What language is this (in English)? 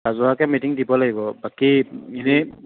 Assamese